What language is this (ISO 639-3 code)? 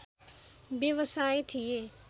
nep